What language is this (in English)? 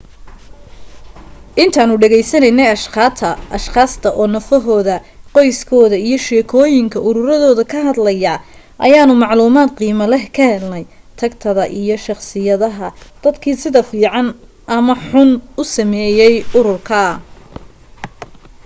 Somali